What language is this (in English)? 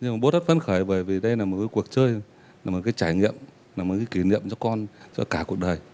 Vietnamese